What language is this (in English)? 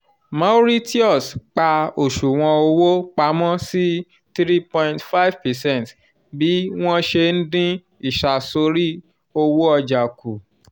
Yoruba